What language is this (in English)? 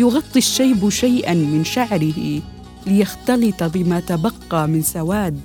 Arabic